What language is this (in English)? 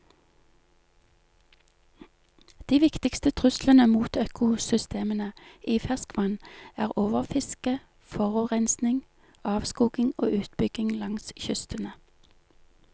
Norwegian